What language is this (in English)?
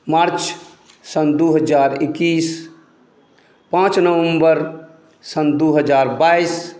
Maithili